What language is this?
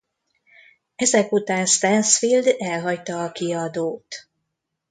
Hungarian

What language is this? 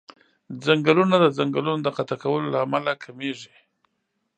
Pashto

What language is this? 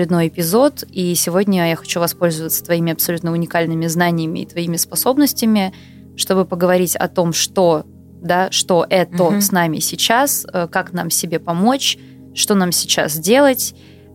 Russian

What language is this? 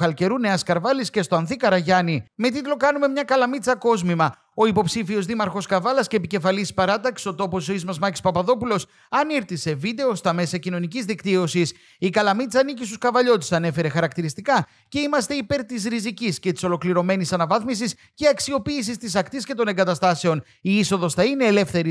Greek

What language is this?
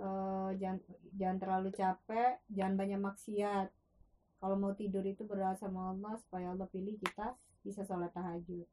Indonesian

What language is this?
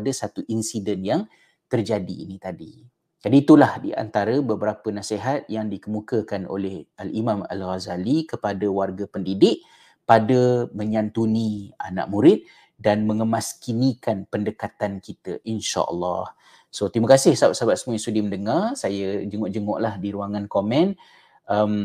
Malay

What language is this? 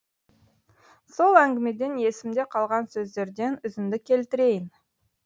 Kazakh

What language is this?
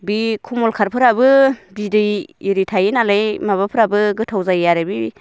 Bodo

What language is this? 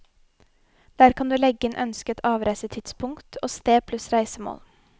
Norwegian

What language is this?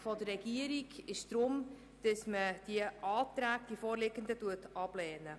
Swiss German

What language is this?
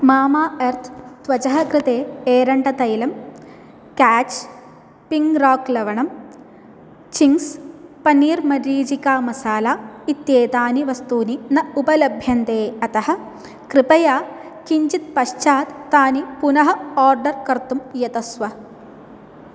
Sanskrit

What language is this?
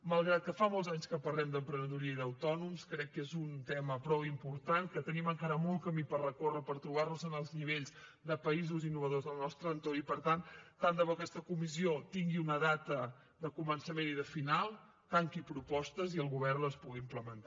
Catalan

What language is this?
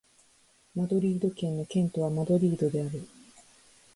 Japanese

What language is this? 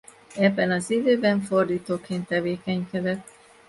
Hungarian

